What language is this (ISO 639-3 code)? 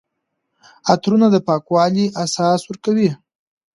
pus